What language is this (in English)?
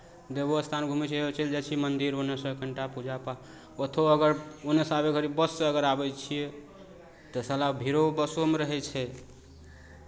Maithili